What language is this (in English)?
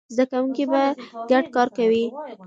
Pashto